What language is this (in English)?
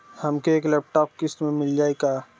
Bhojpuri